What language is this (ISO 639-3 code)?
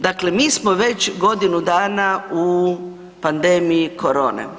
hrv